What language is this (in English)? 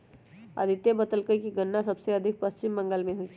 Magahi